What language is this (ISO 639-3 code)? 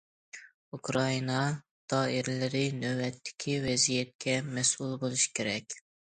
uig